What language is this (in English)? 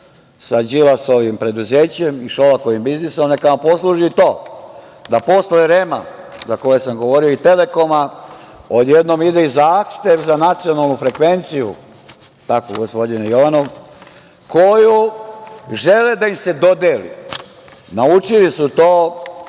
Serbian